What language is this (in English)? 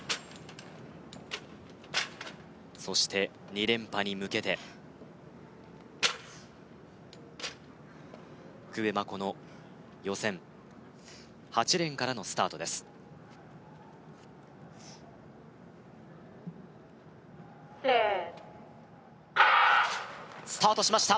Japanese